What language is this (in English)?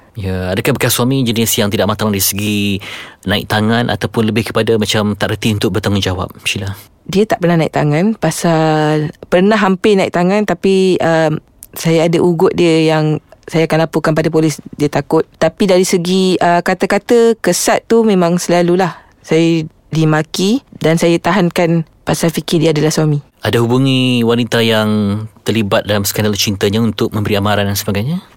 Malay